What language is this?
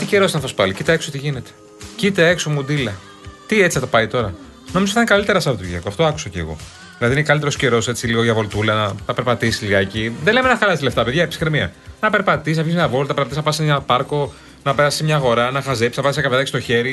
Greek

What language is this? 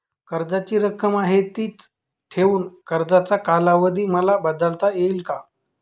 Marathi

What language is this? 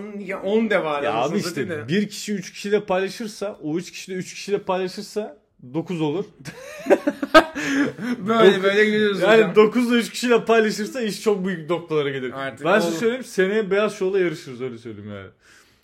Turkish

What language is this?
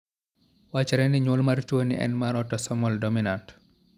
Luo (Kenya and Tanzania)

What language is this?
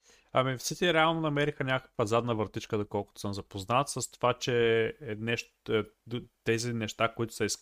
Bulgarian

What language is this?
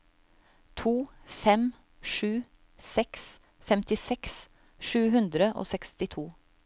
Norwegian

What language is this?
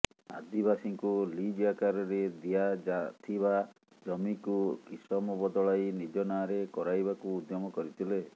Odia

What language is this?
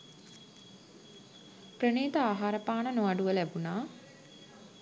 Sinhala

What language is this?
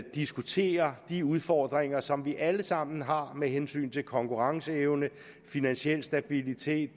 Danish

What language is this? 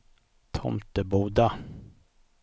Swedish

